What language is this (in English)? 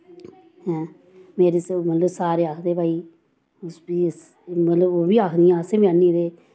Dogri